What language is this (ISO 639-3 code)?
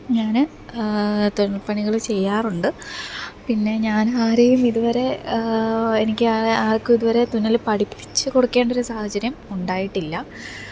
mal